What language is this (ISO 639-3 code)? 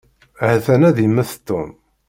kab